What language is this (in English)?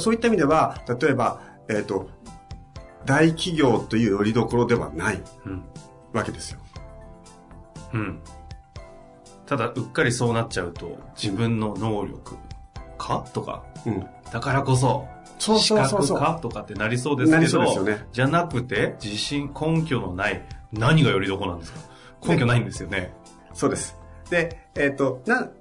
Japanese